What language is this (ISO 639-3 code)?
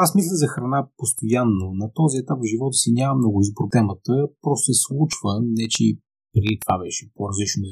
bul